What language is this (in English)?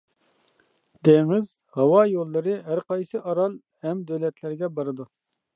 Uyghur